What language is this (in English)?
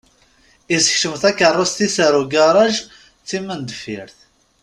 Kabyle